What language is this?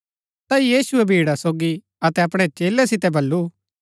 Gaddi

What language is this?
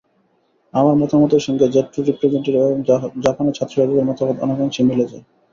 Bangla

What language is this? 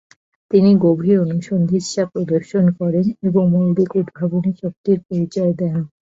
Bangla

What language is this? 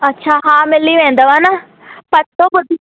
Sindhi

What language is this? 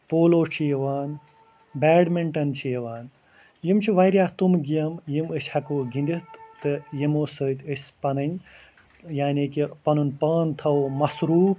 Kashmiri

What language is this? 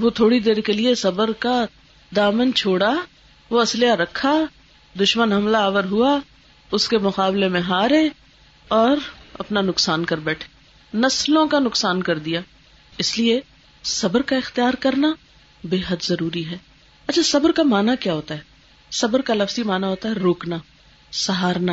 Urdu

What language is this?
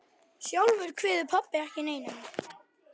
Icelandic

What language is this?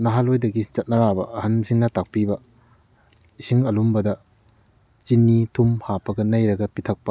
Manipuri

